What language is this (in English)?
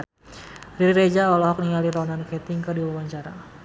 Sundanese